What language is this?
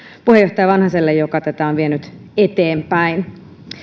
Finnish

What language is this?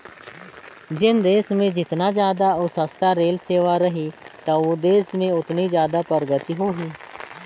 Chhattisgarhi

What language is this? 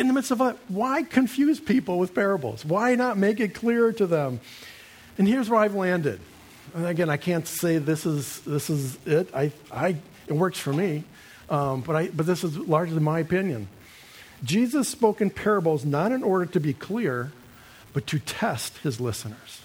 English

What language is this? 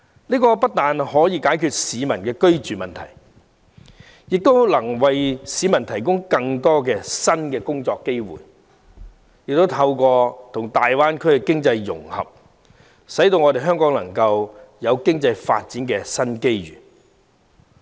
Cantonese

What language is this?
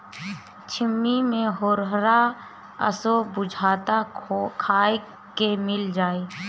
Bhojpuri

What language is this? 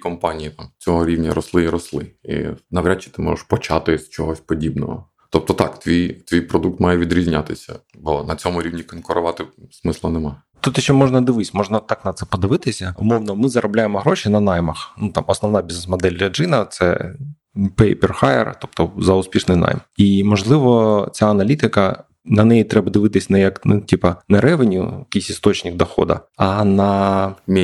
Ukrainian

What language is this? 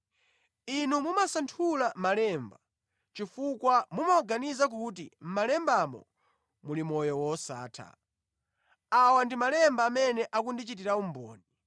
Nyanja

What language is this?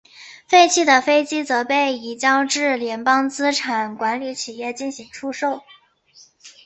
Chinese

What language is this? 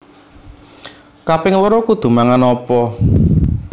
Javanese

